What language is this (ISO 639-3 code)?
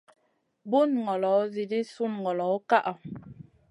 mcn